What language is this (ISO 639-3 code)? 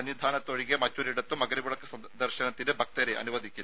mal